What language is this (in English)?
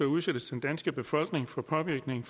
Danish